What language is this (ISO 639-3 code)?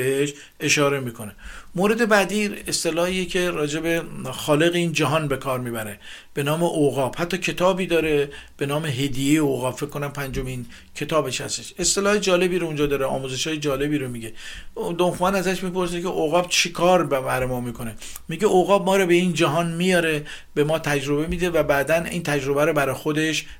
fas